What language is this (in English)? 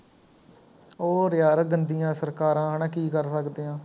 Punjabi